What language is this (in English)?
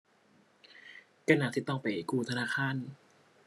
Thai